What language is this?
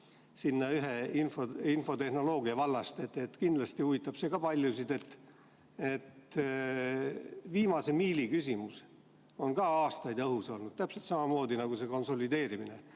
Estonian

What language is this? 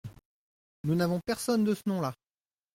French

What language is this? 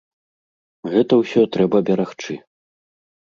Belarusian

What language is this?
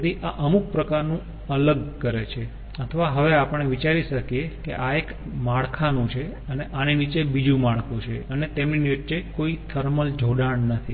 Gujarati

